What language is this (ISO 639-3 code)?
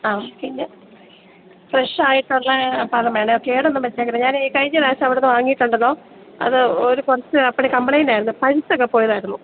mal